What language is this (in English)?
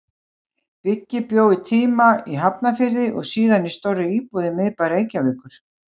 Icelandic